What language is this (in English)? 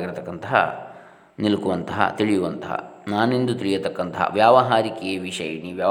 Kannada